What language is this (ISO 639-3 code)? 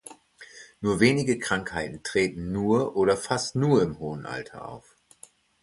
deu